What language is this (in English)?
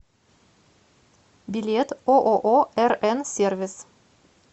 Russian